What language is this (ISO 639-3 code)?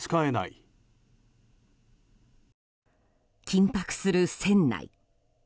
jpn